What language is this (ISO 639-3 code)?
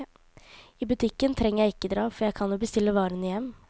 nor